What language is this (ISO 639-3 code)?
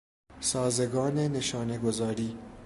fas